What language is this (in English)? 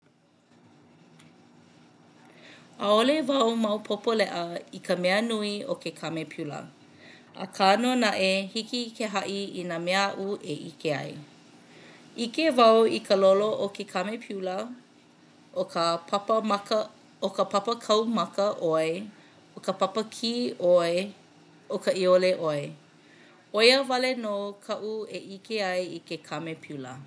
Hawaiian